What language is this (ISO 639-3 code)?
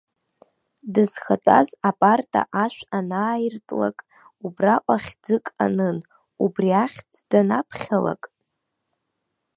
abk